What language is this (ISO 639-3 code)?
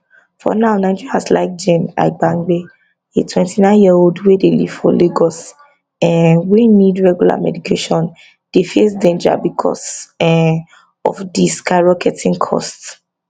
pcm